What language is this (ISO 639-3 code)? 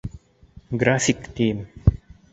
bak